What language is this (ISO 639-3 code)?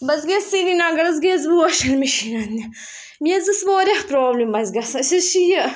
kas